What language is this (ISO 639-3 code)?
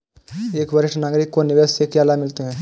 hin